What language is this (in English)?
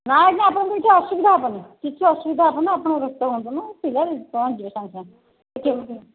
Odia